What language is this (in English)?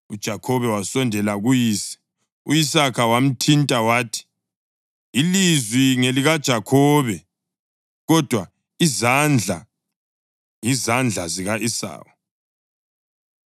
North Ndebele